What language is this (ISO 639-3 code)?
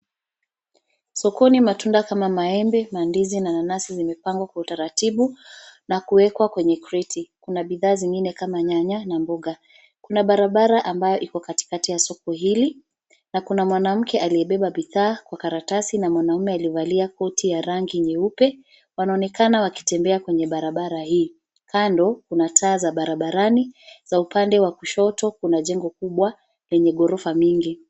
swa